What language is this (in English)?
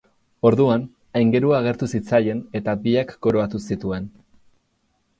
Basque